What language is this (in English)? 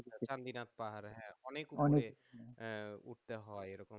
Bangla